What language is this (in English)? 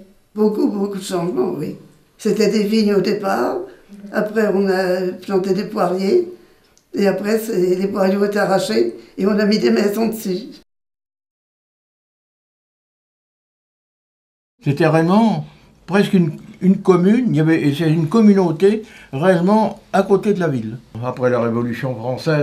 French